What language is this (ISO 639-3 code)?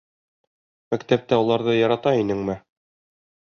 bak